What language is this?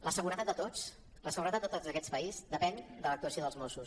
Catalan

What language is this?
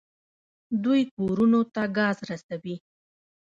Pashto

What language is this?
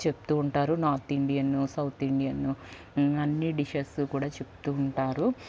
Telugu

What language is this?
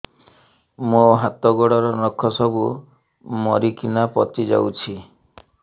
Odia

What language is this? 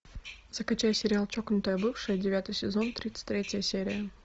Russian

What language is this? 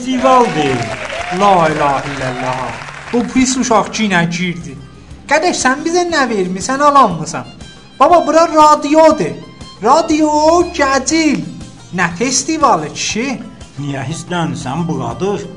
Turkish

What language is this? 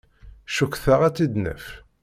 Kabyle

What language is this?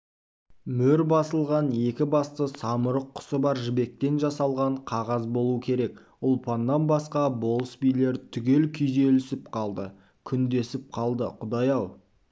Kazakh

